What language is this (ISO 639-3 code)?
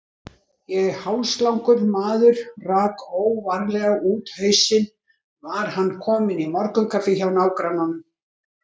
isl